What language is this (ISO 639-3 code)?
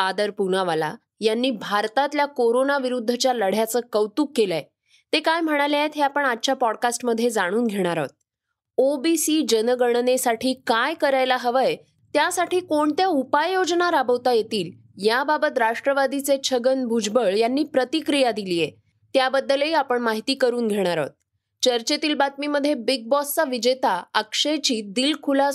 mar